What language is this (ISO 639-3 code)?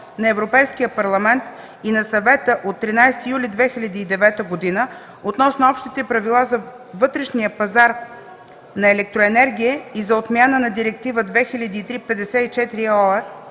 bul